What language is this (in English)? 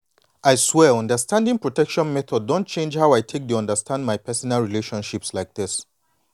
Nigerian Pidgin